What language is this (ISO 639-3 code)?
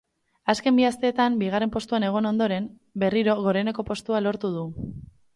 eus